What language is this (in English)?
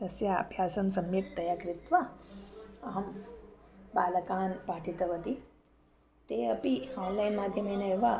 Sanskrit